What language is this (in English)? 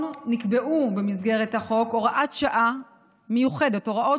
Hebrew